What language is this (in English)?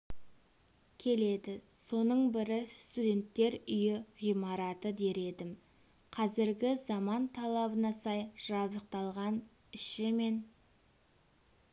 Kazakh